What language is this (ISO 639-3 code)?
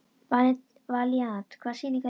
isl